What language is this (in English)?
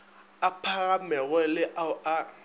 Northern Sotho